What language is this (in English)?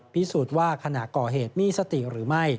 Thai